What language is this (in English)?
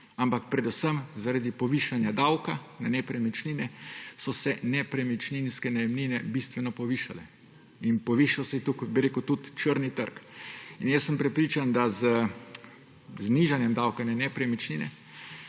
Slovenian